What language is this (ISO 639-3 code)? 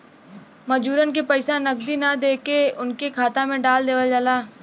bho